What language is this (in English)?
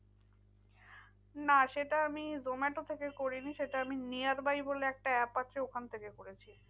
Bangla